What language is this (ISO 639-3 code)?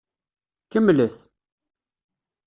kab